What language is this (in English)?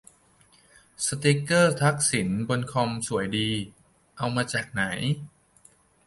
Thai